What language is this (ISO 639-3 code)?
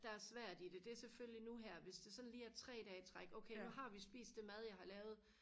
dan